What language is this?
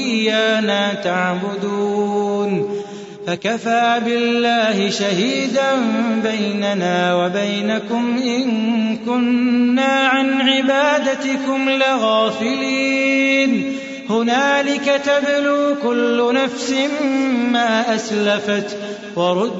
Arabic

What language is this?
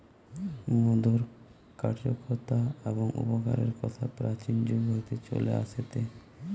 Bangla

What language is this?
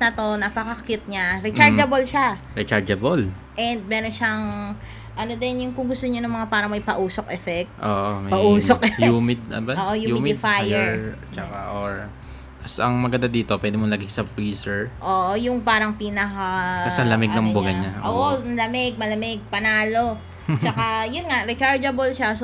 Filipino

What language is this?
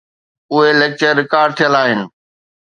Sindhi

